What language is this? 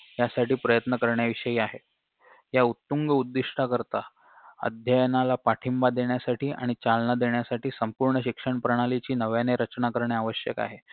Marathi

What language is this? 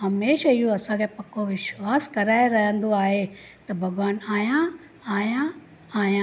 Sindhi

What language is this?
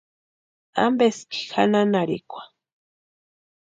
Western Highland Purepecha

